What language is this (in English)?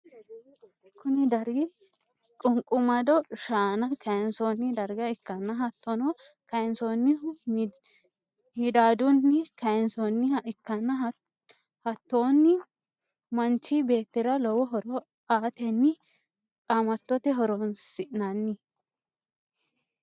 Sidamo